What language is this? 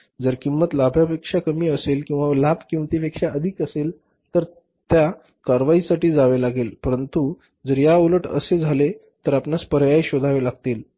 Marathi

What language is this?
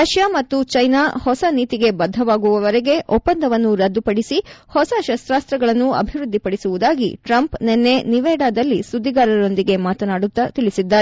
Kannada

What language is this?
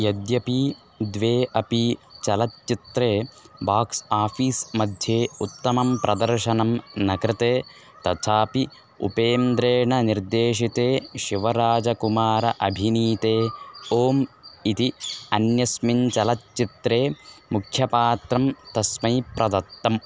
Sanskrit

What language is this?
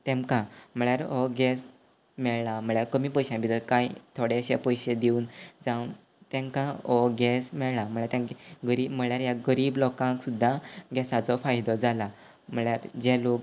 Konkani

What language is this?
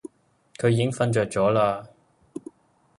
Cantonese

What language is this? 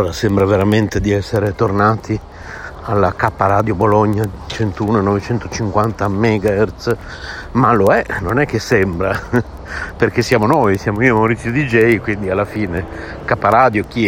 Italian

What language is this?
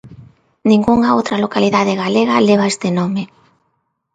Galician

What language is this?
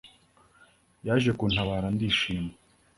Kinyarwanda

